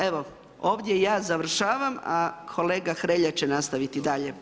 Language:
Croatian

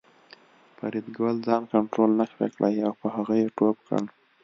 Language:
Pashto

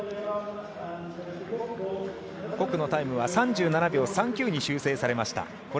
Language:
Japanese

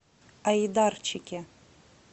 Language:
Russian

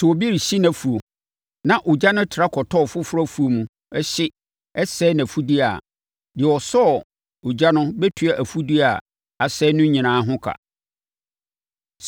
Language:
Akan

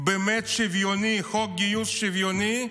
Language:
Hebrew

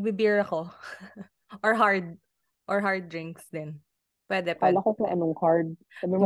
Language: Filipino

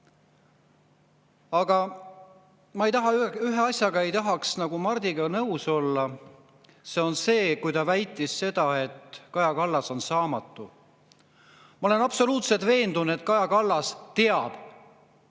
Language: Estonian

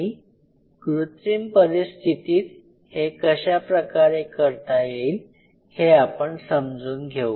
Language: Marathi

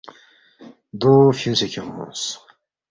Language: Balti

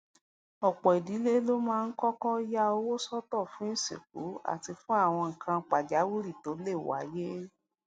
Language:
Yoruba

